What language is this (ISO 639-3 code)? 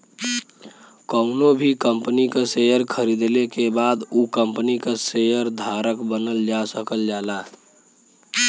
bho